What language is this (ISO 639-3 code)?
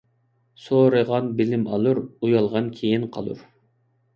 uig